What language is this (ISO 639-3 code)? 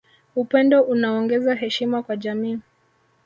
swa